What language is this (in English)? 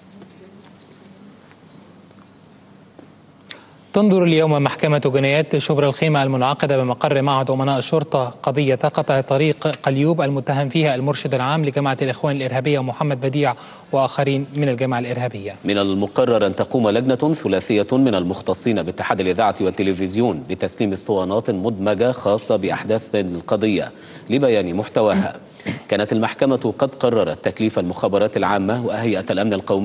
Arabic